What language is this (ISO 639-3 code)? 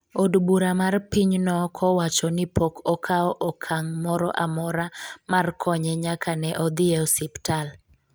luo